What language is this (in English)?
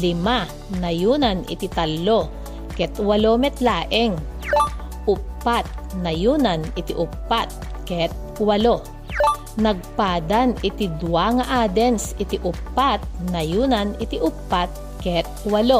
Filipino